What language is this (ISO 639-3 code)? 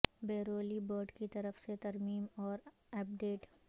urd